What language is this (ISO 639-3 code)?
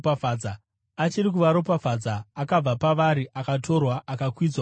sna